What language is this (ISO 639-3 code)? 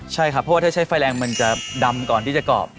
tha